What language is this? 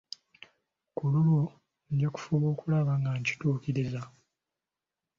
Ganda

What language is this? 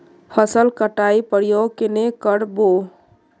Magahi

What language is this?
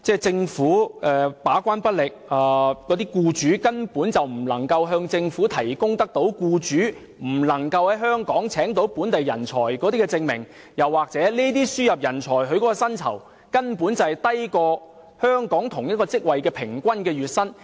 Cantonese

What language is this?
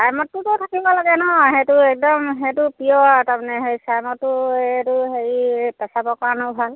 Assamese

